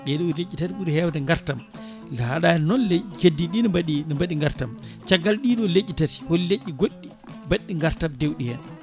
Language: Fula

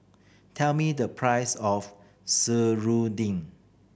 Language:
English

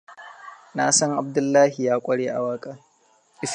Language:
Hausa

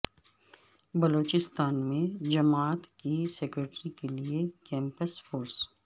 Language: Urdu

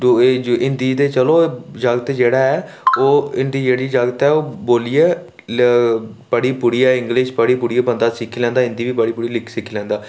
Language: Dogri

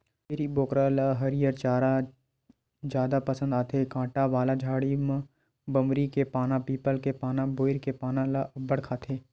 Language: Chhattisgarhi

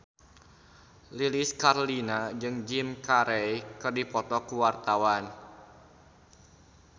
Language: Sundanese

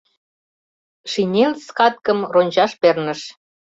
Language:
Mari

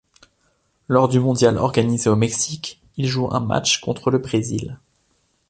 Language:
French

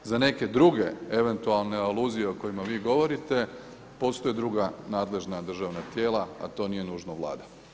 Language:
Croatian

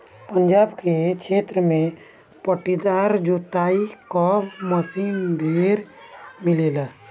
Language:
Bhojpuri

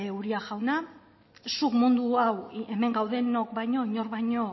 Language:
Basque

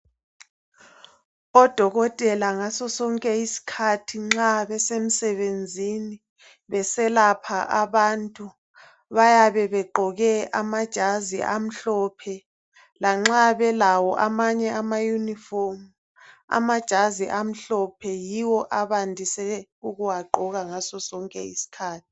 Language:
North Ndebele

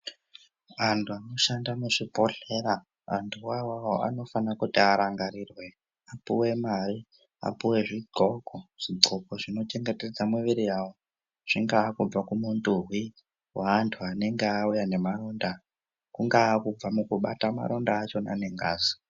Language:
Ndau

